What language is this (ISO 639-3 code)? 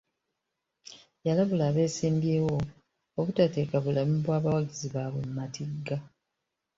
lug